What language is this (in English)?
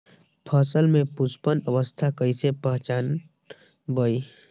Magahi